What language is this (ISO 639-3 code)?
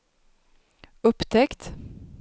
swe